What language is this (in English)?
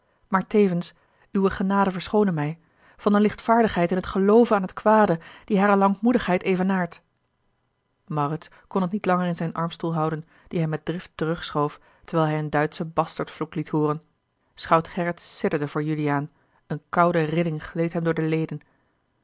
Dutch